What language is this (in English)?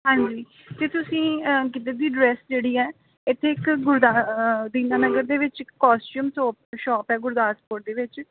Punjabi